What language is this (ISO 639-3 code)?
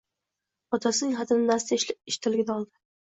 uzb